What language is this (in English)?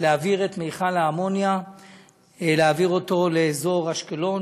Hebrew